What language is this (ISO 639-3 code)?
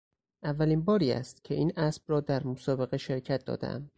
fas